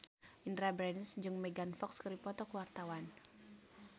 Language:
Sundanese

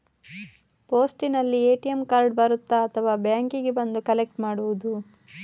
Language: Kannada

